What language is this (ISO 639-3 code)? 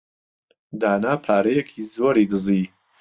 ckb